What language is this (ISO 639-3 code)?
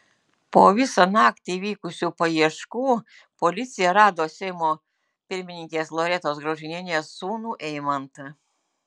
lit